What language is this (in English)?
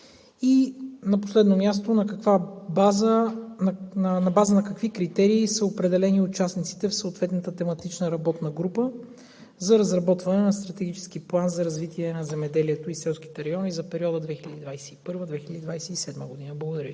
Bulgarian